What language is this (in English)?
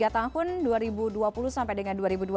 Indonesian